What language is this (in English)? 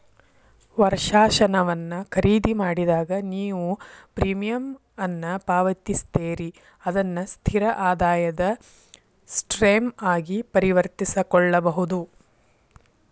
Kannada